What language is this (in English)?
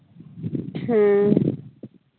Santali